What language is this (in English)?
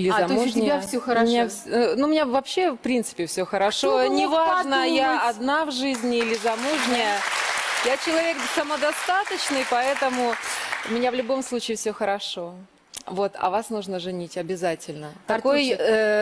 Russian